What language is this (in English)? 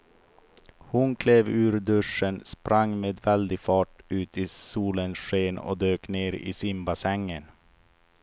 Swedish